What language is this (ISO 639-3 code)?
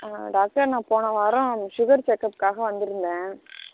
tam